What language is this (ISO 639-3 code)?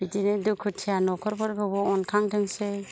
brx